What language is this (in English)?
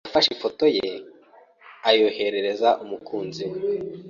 Kinyarwanda